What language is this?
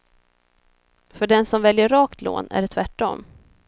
Swedish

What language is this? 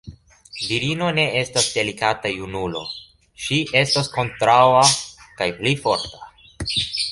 Esperanto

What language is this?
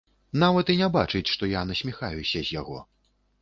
Belarusian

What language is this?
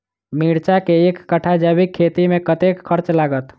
Maithili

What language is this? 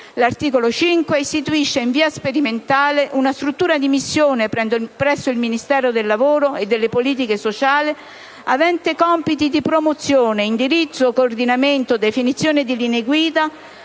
Italian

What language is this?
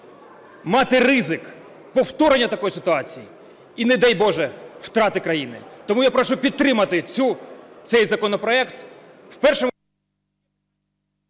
Ukrainian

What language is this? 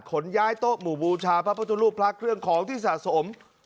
Thai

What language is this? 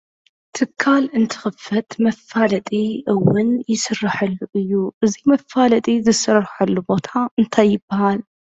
Tigrinya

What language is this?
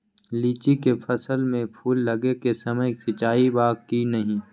Magahi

